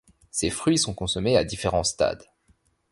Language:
French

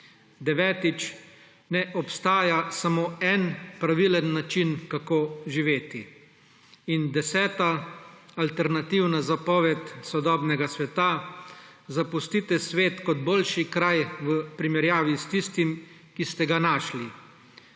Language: Slovenian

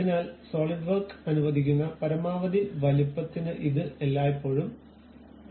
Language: Malayalam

